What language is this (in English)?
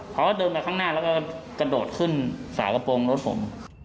Thai